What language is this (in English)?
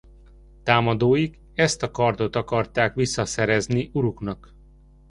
Hungarian